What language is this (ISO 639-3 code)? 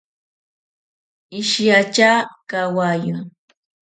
prq